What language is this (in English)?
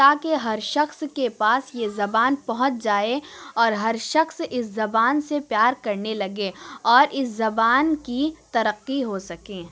Urdu